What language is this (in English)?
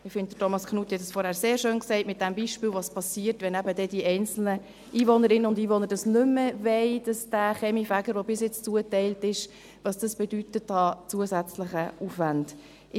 Swiss German